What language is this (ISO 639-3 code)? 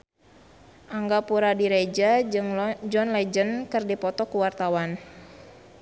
sun